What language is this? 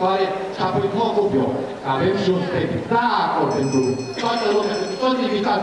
Romanian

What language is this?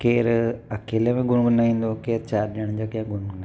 Sindhi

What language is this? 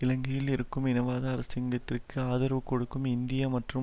Tamil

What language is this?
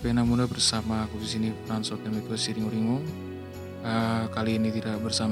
Indonesian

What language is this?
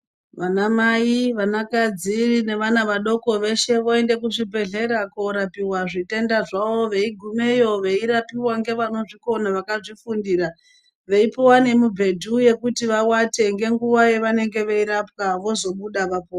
Ndau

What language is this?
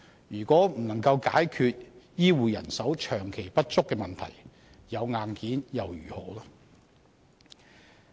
Cantonese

